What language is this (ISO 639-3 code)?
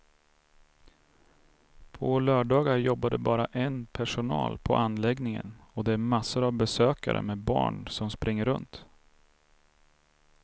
swe